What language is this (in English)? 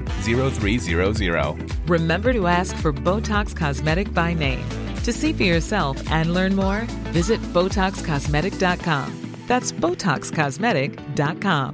Filipino